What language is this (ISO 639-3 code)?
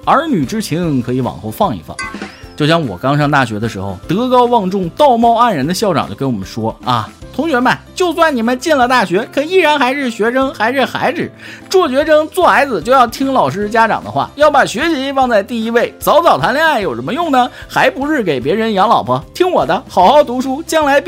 zho